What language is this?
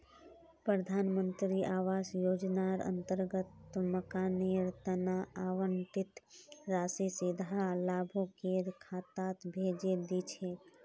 Magahi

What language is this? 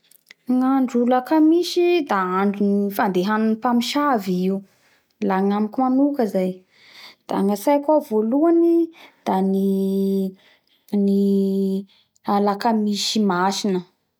Bara Malagasy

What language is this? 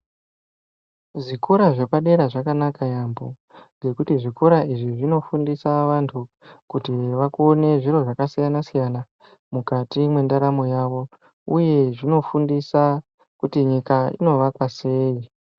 Ndau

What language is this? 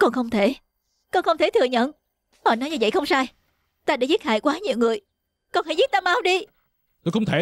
Vietnamese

